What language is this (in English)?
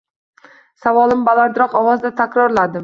Uzbek